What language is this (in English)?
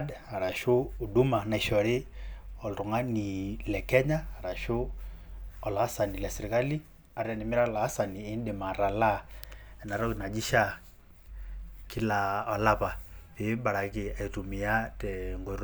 Masai